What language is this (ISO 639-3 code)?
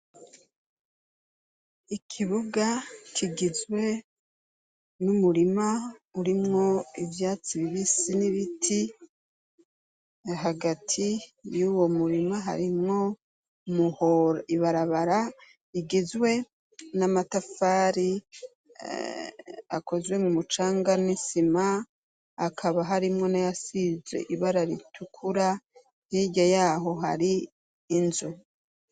run